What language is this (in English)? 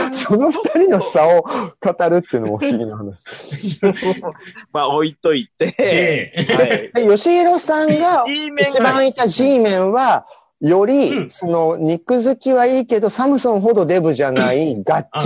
Japanese